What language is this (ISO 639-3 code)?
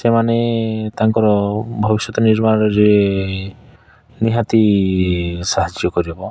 ori